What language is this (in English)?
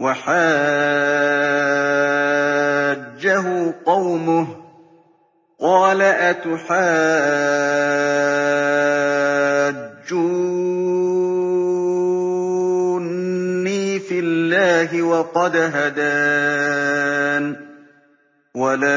Arabic